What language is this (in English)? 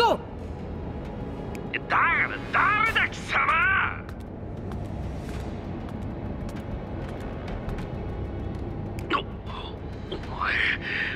Japanese